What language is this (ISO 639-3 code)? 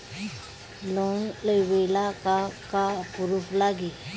bho